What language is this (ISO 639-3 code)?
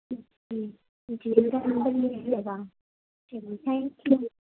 urd